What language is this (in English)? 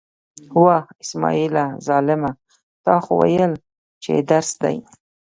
Pashto